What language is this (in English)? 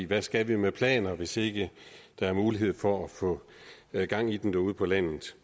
Danish